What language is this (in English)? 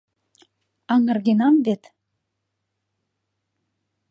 Mari